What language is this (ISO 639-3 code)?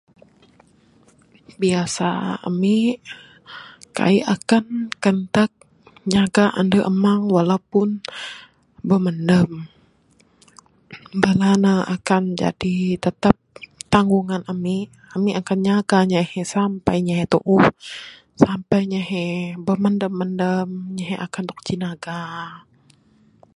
sdo